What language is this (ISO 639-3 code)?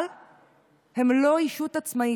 heb